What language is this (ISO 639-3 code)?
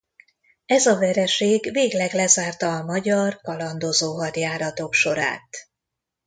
hun